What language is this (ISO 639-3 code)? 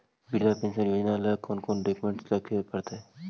mag